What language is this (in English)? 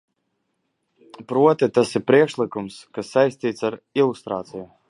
Latvian